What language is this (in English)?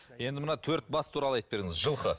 Kazakh